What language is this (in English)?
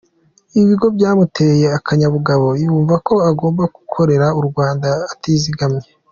Kinyarwanda